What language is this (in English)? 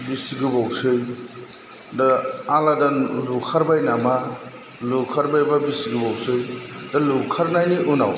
Bodo